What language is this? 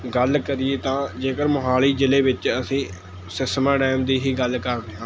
Punjabi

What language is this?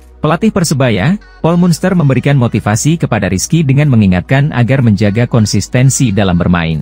Indonesian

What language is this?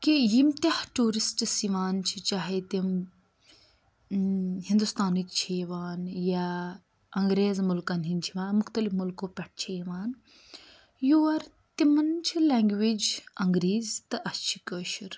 Kashmiri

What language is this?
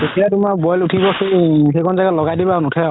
Assamese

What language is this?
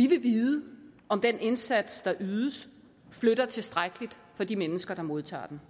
Danish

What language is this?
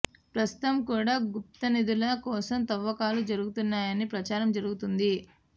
Telugu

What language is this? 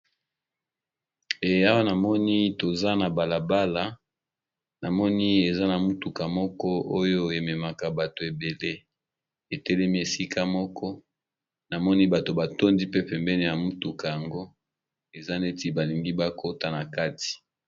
Lingala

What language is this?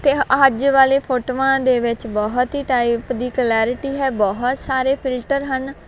Punjabi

